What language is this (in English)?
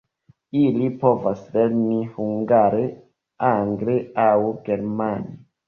Esperanto